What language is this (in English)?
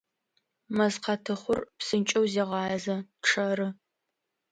Adyghe